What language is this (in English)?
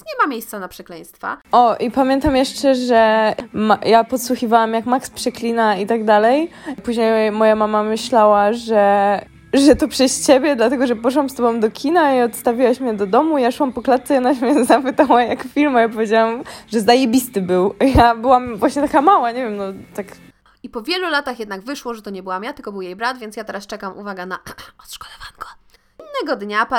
Polish